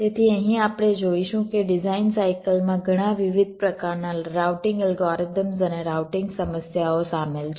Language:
Gujarati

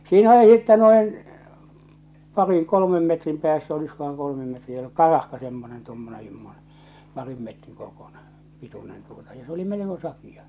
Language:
Finnish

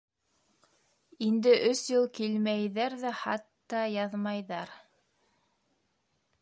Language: Bashkir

